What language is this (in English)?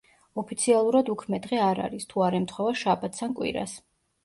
Georgian